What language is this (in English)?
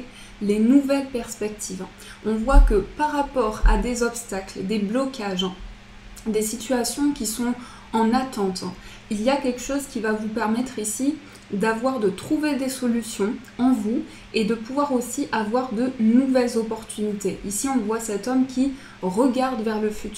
French